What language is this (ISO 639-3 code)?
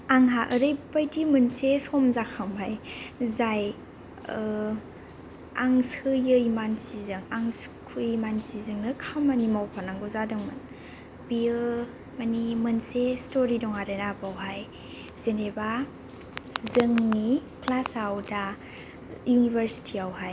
brx